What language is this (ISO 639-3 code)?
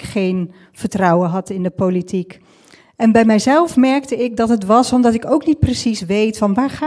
nld